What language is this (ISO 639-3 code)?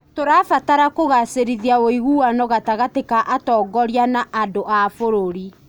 kik